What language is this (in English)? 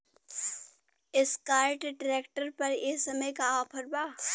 Bhojpuri